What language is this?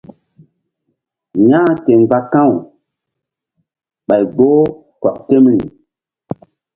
Mbum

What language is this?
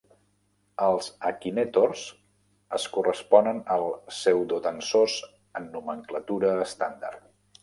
Catalan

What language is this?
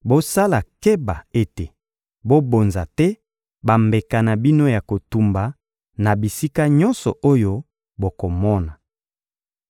Lingala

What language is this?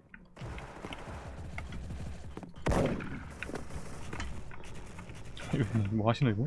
Korean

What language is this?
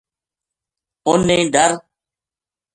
Gujari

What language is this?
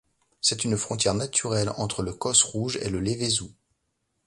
French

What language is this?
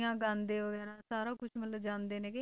Punjabi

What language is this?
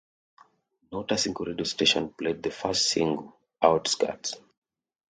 English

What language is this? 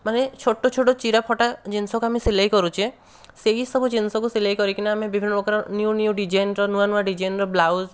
Odia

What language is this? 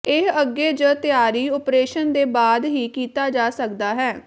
Punjabi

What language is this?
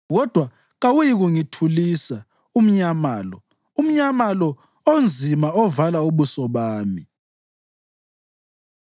North Ndebele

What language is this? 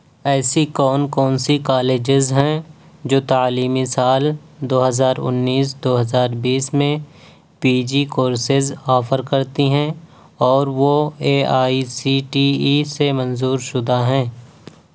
Urdu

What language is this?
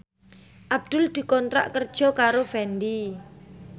Javanese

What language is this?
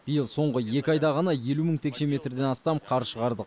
Kazakh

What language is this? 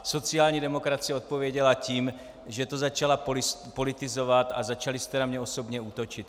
Czech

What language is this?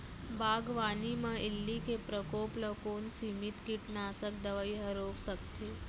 Chhattisgarhi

